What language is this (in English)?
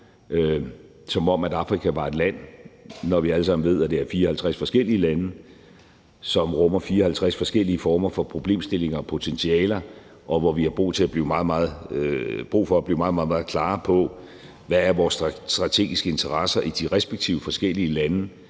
Danish